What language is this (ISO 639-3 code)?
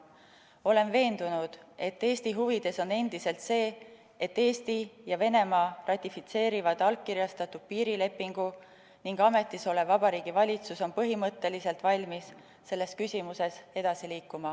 est